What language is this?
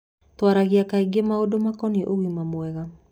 Kikuyu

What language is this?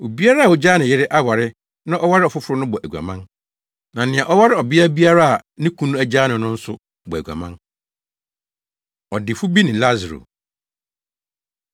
Akan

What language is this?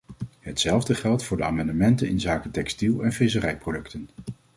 Dutch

